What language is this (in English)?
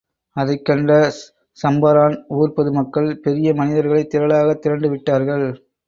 Tamil